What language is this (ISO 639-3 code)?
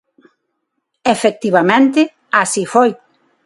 glg